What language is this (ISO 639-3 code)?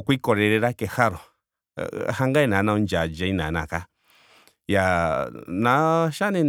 ndo